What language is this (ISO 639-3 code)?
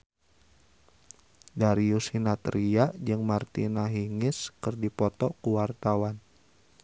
sun